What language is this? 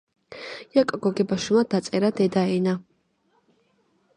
Georgian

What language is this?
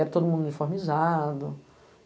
Portuguese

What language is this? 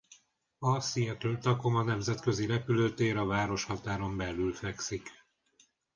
Hungarian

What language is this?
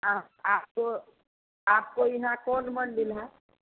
Hindi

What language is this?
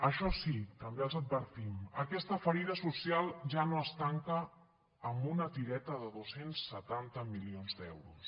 Catalan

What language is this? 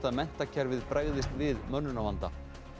Icelandic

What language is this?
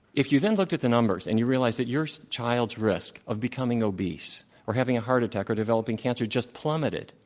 English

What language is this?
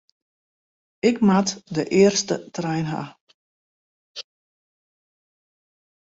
Western Frisian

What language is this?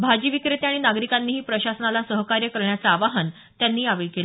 Marathi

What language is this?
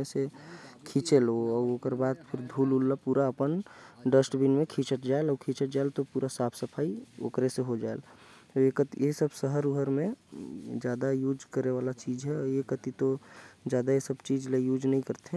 Korwa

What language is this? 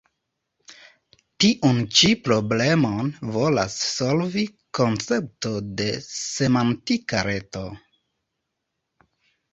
Esperanto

